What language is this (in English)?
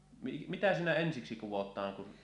Finnish